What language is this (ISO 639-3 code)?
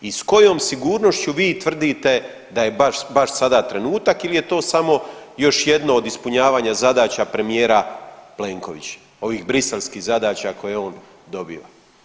hrv